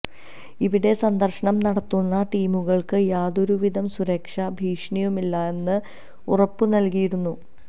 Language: Malayalam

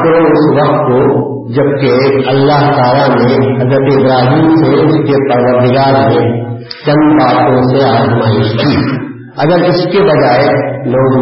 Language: Urdu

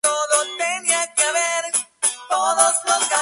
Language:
Spanish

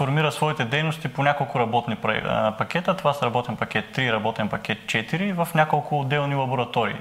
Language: Bulgarian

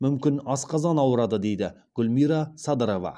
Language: Kazakh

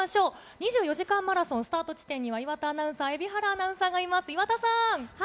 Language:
Japanese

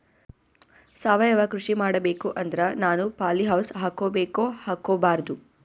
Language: Kannada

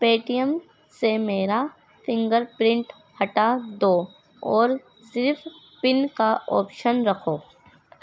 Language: Urdu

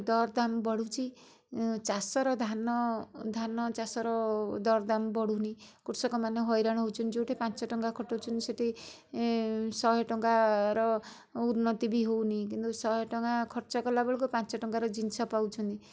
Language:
Odia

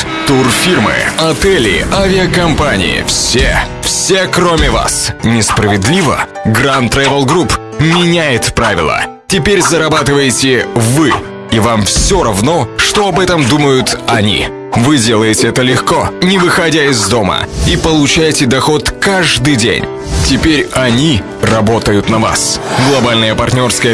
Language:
Russian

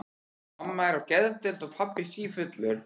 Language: Icelandic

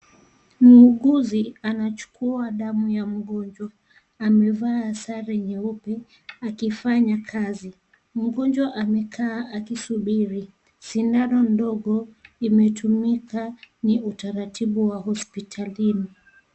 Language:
Swahili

